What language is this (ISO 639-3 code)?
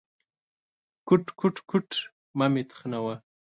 pus